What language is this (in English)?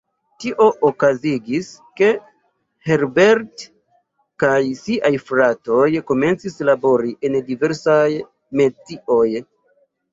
Esperanto